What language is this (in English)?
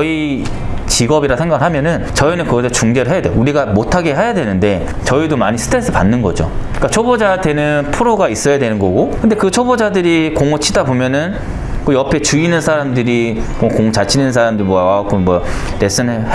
Korean